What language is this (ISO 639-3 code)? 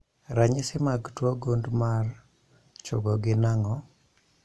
luo